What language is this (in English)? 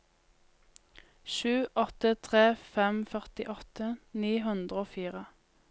Norwegian